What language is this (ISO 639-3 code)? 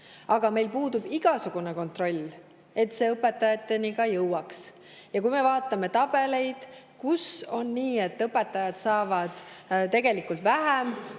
est